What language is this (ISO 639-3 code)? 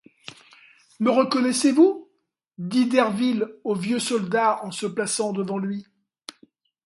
fra